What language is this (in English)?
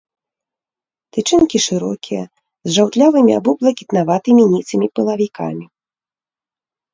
Belarusian